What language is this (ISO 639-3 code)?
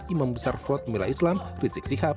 ind